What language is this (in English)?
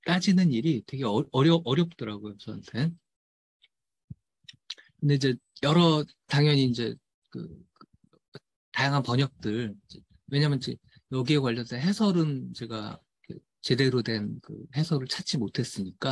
Korean